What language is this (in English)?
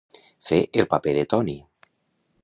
Catalan